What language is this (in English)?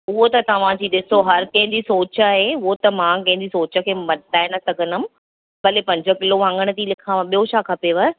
Sindhi